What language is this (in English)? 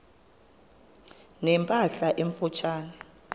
Xhosa